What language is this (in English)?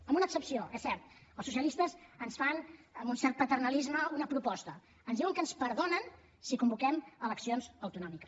Catalan